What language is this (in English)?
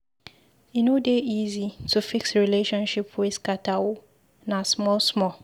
Nigerian Pidgin